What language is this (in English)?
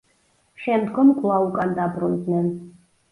Georgian